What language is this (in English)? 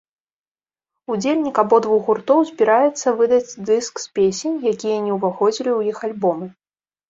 Belarusian